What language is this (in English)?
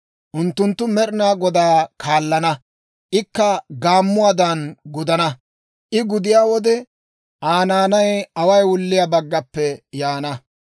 Dawro